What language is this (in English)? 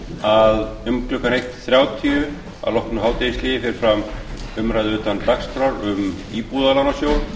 Icelandic